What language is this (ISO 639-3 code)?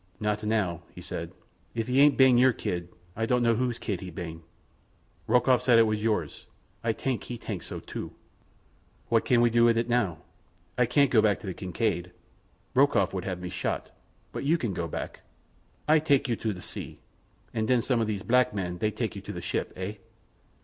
eng